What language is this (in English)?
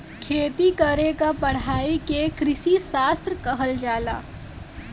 Bhojpuri